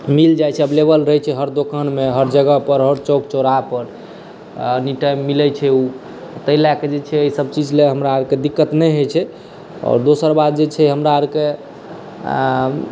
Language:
Maithili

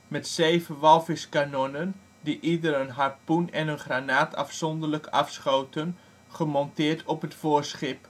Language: Dutch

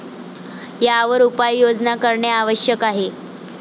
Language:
Marathi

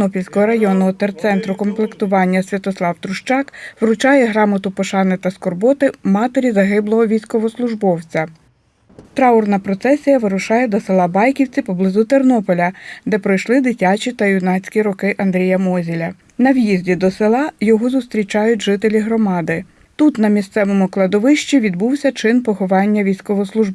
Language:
Ukrainian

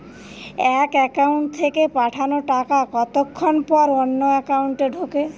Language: Bangla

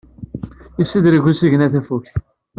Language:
Kabyle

